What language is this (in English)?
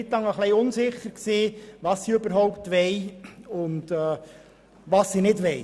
Swiss German